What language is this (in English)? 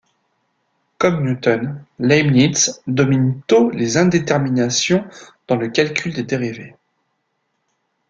French